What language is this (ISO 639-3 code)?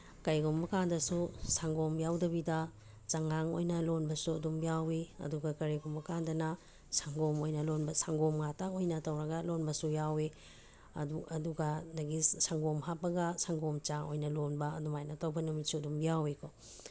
mni